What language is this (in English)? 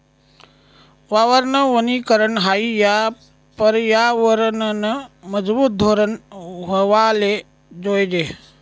Marathi